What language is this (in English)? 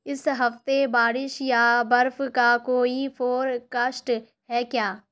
Urdu